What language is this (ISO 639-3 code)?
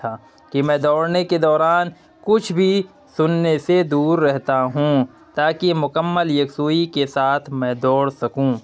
urd